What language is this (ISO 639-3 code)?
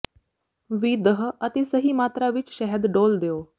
pan